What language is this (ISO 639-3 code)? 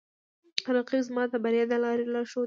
pus